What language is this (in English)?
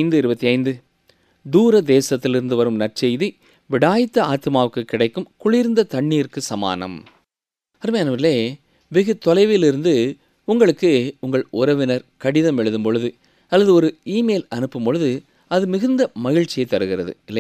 Tamil